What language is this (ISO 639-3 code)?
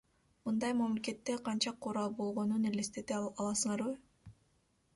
kir